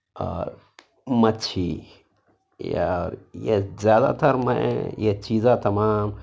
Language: Urdu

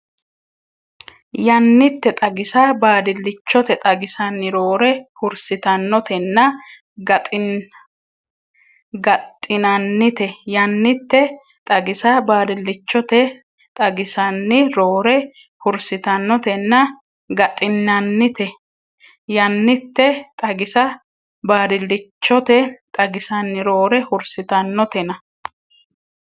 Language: Sidamo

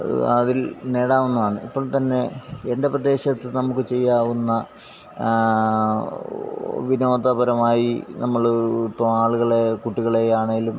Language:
Malayalam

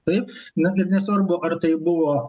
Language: Lithuanian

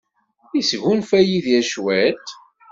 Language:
Kabyle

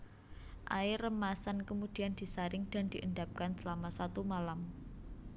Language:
Javanese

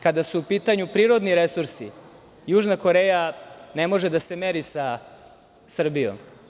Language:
Serbian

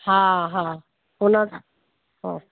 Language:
Sindhi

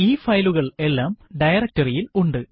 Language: Malayalam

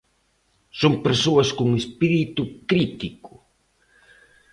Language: Galician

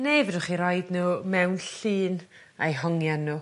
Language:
Welsh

